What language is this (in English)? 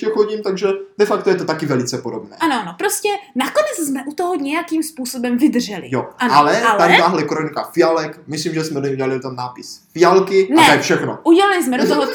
Czech